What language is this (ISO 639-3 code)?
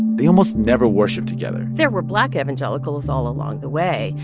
eng